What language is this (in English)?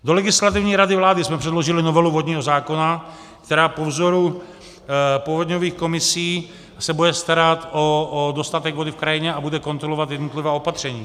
Czech